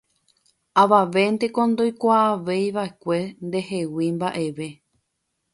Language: Guarani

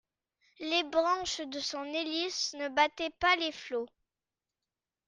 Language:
French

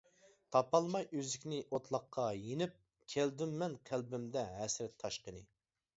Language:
Uyghur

